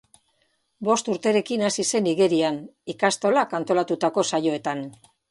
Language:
Basque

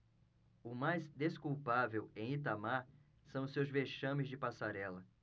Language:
Portuguese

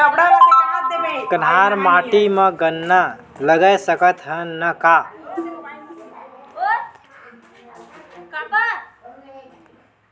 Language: Chhattisgarhi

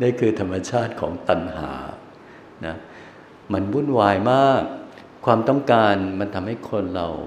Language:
Thai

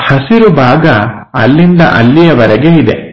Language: Kannada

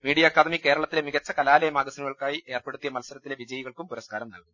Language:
Malayalam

